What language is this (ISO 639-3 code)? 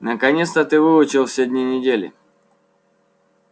rus